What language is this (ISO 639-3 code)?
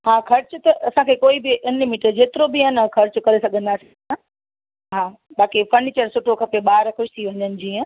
snd